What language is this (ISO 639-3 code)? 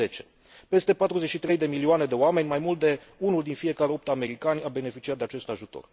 ron